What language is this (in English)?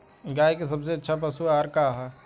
Bhojpuri